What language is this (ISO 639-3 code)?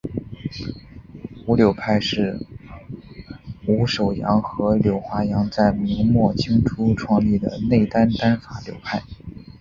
zho